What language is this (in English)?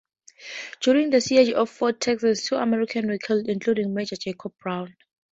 English